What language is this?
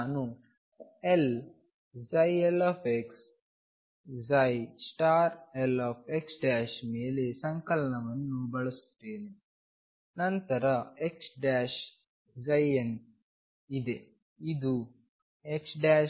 Kannada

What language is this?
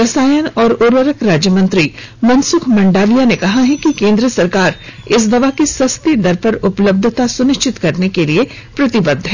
Hindi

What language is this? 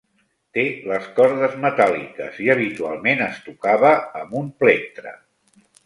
Catalan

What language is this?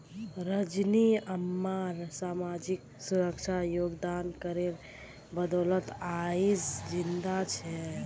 Magahi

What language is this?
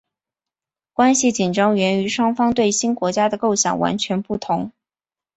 Chinese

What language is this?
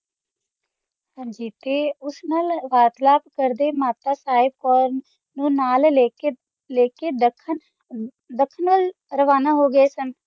Punjabi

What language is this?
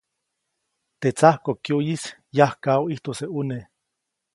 Copainalá Zoque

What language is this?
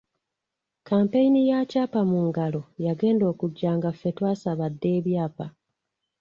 Ganda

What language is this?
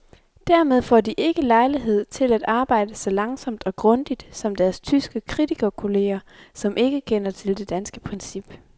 Danish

